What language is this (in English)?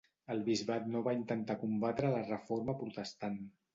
Catalan